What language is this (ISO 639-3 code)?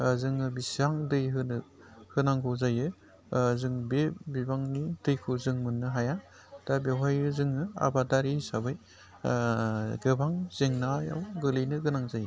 brx